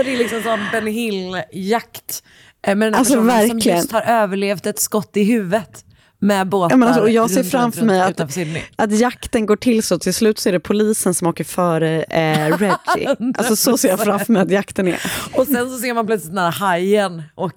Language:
Swedish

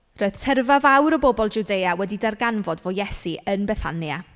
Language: Welsh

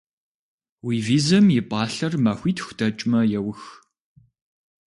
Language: Kabardian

